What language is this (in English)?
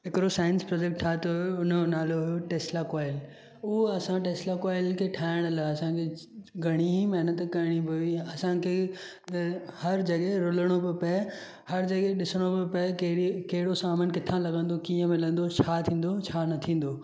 Sindhi